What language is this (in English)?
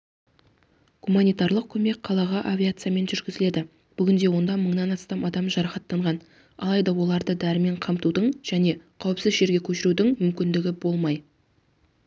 Kazakh